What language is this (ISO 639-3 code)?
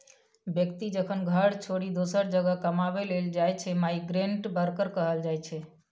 mai